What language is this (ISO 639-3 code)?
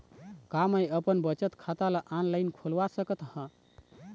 hne